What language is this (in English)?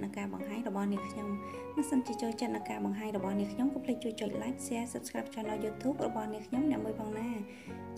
Vietnamese